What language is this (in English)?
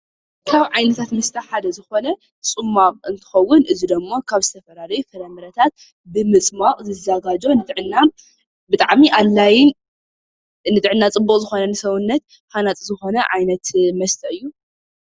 Tigrinya